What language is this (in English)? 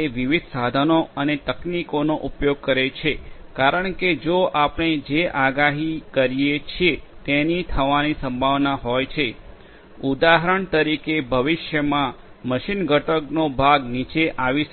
Gujarati